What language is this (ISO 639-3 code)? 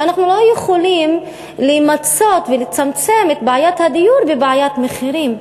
heb